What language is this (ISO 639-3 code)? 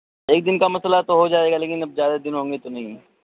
urd